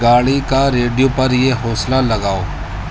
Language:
Urdu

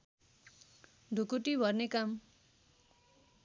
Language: Nepali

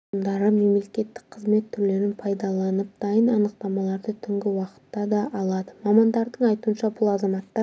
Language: Kazakh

